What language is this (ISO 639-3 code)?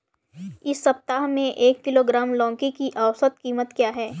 hin